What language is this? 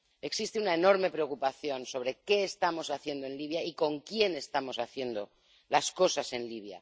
Spanish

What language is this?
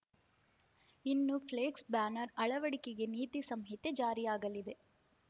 Kannada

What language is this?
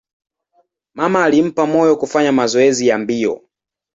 Swahili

